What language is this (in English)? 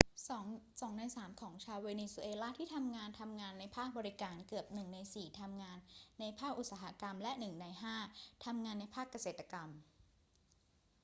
Thai